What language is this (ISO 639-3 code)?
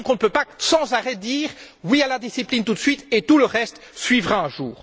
fra